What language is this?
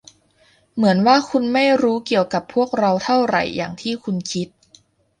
Thai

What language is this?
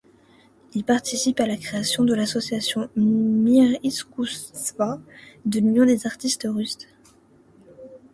French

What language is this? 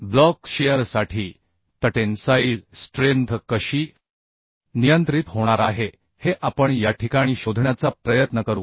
Marathi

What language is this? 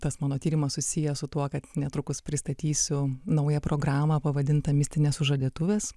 Lithuanian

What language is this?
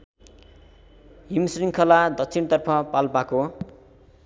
Nepali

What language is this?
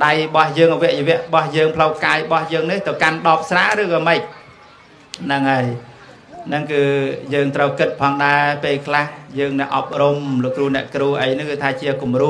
Vietnamese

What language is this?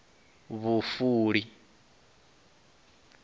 Venda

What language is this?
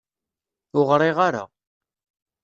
Kabyle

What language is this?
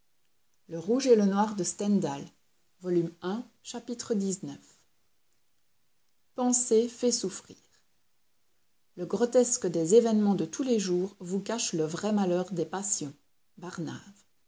French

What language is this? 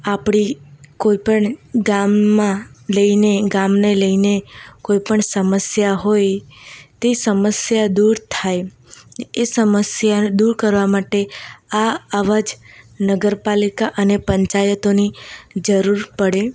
Gujarati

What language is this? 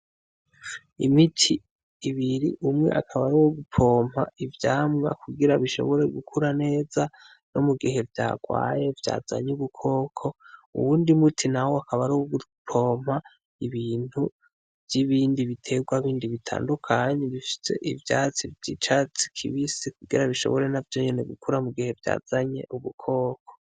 Rundi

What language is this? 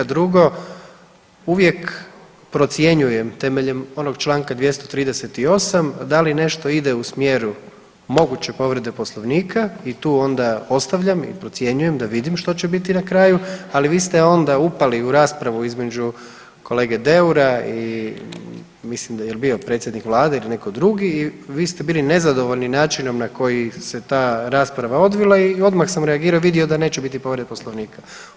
Croatian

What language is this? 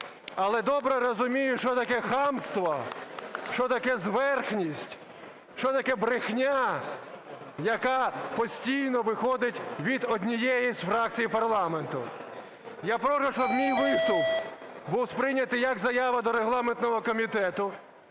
Ukrainian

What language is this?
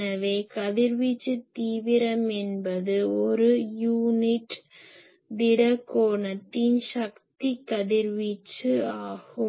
Tamil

